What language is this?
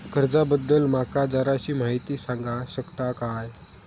Marathi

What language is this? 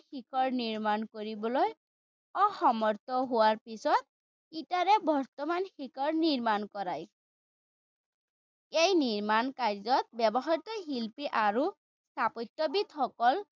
Assamese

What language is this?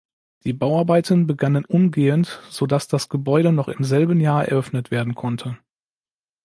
German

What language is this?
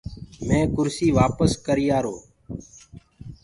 Gurgula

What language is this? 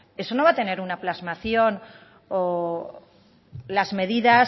Spanish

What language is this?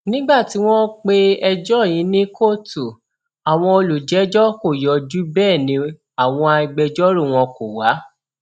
Yoruba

